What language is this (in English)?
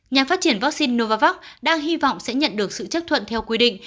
Vietnamese